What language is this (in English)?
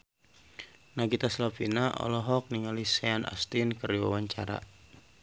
Sundanese